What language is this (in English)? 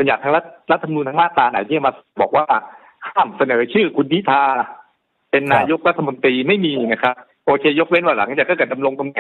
Thai